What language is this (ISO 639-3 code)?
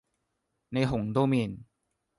yue